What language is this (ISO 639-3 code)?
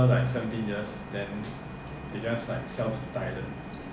eng